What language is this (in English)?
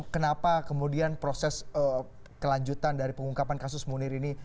Indonesian